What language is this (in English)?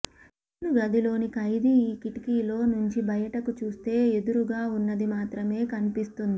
Telugu